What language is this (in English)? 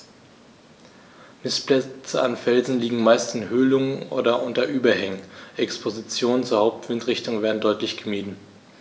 German